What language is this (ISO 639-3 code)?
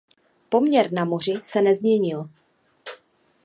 ces